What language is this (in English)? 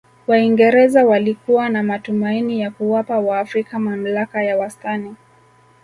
Swahili